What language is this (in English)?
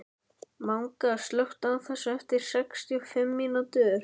Icelandic